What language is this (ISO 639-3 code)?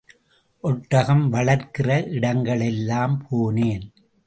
tam